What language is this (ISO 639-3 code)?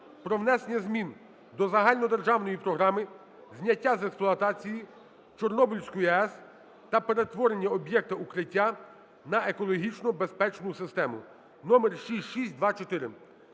ukr